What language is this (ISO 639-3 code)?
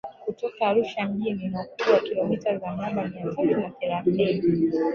swa